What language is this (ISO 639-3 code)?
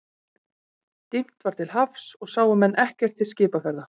isl